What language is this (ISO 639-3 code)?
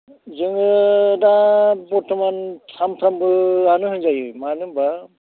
brx